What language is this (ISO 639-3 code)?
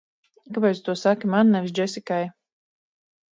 lav